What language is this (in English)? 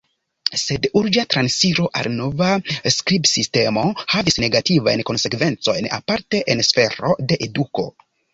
Esperanto